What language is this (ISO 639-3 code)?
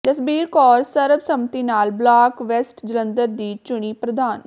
pan